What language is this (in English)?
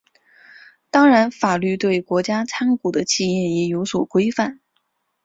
Chinese